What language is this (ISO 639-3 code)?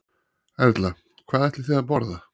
isl